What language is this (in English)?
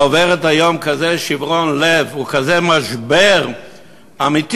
Hebrew